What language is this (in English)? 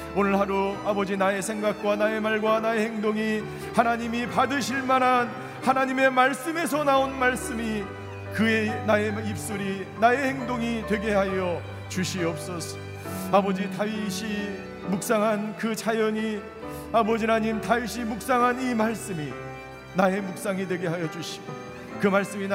Korean